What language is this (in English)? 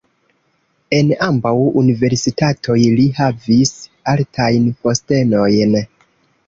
Esperanto